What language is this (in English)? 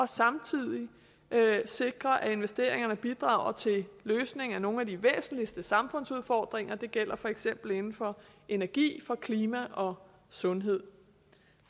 Danish